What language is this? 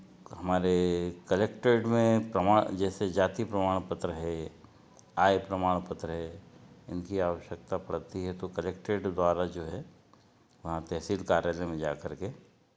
Hindi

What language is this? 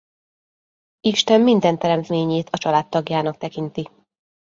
Hungarian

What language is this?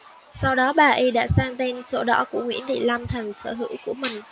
Vietnamese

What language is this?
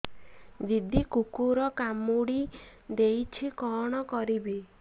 Odia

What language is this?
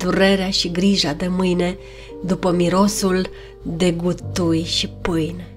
Romanian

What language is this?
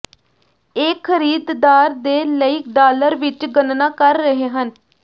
Punjabi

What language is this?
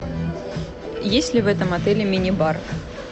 Russian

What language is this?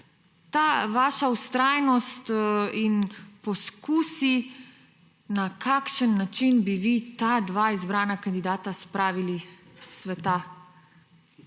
Slovenian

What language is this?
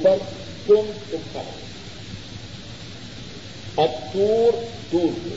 Urdu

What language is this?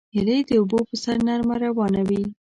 Pashto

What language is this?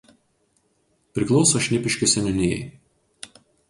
Lithuanian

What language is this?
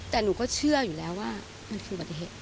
Thai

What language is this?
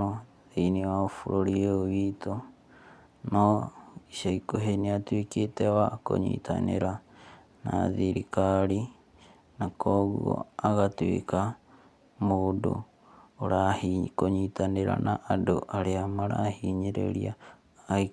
Kikuyu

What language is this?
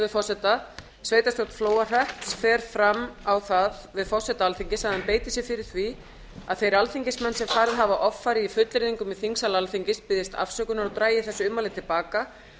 Icelandic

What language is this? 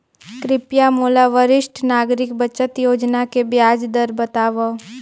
Chhattisgarhi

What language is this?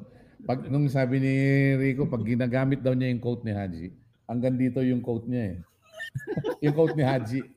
Filipino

